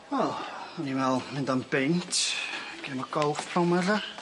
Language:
Welsh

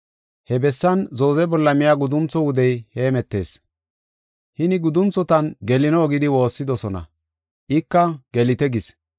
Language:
Gofa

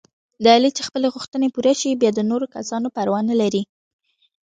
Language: Pashto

